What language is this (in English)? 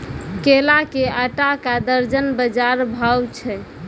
Maithili